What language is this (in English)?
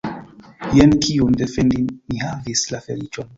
Esperanto